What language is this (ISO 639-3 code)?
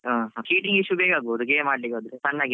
kan